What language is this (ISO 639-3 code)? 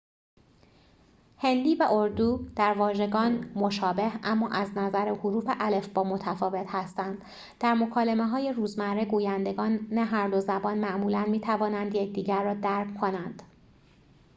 fas